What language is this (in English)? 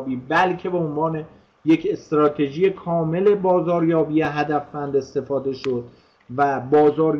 Persian